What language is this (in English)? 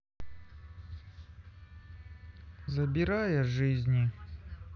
Russian